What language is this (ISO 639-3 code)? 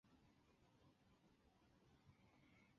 zho